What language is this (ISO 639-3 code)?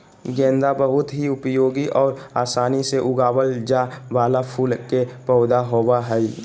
mag